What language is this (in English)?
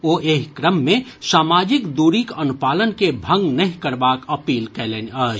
Maithili